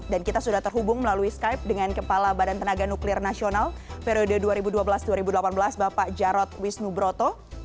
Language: Indonesian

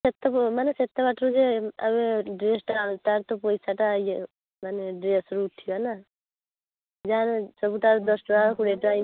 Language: Odia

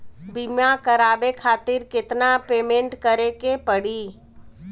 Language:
Bhojpuri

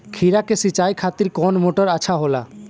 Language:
Bhojpuri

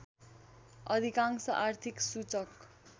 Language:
Nepali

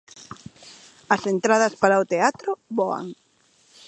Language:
Galician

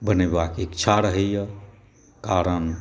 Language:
Maithili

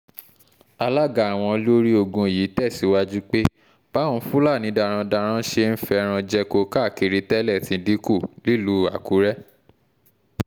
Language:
Yoruba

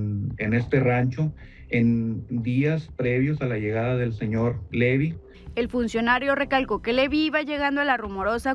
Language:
Spanish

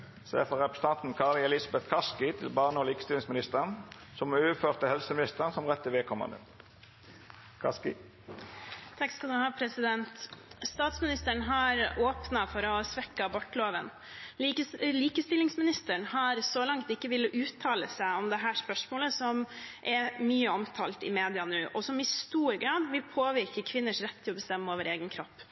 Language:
Norwegian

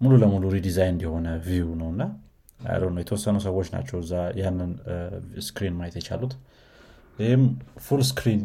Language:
Amharic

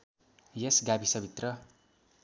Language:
Nepali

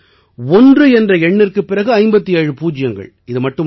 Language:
Tamil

